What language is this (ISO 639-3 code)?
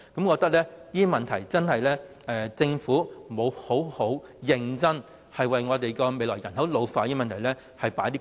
yue